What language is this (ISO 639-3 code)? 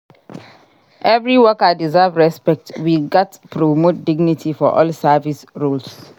pcm